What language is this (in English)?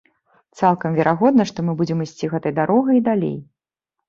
Belarusian